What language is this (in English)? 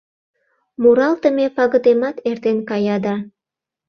Mari